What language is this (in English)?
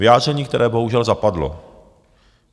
Czech